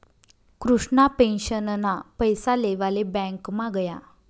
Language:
Marathi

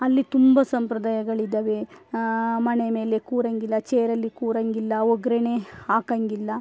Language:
Kannada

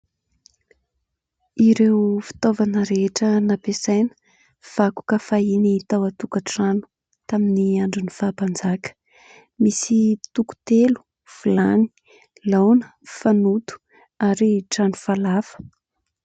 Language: Malagasy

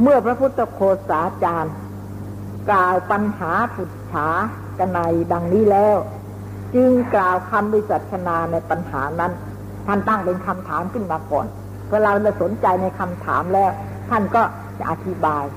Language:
Thai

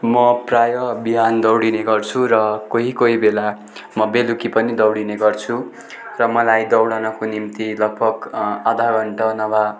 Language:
Nepali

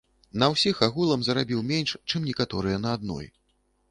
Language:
Belarusian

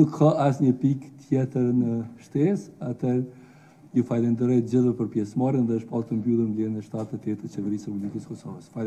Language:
Romanian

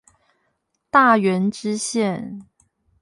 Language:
Chinese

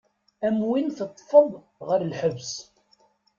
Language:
Kabyle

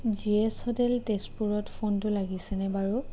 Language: Assamese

